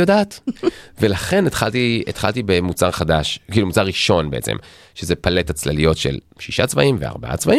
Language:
Hebrew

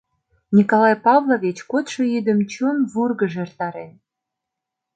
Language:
Mari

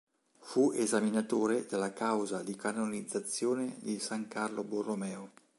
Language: Italian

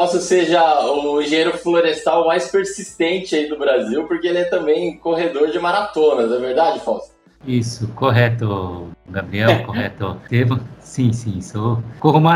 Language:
Portuguese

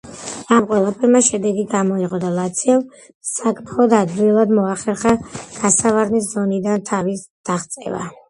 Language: Georgian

